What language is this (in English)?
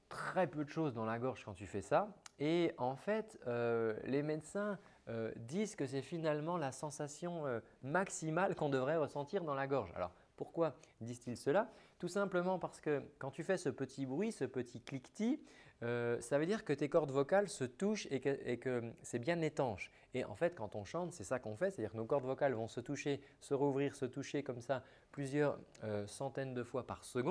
French